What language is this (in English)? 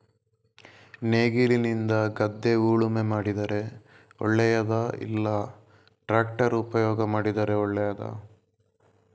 Kannada